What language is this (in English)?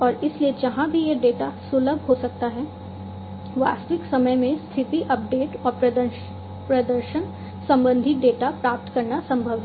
Hindi